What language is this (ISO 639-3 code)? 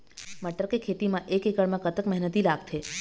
hne